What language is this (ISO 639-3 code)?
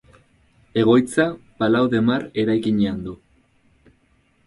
eus